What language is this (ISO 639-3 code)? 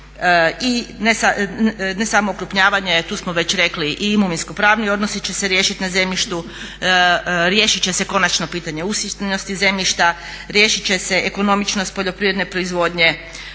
hrv